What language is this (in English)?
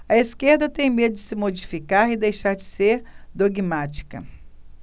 Portuguese